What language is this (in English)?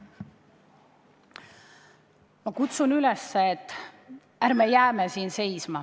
Estonian